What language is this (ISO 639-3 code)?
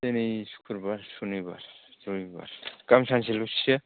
brx